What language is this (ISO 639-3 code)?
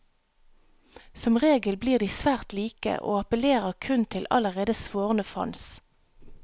nor